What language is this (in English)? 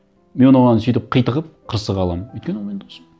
Kazakh